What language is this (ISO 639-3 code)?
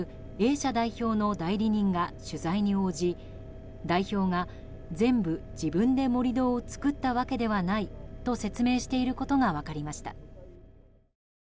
jpn